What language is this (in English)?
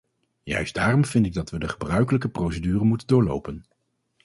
Dutch